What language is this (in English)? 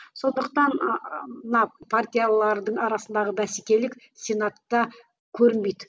Kazakh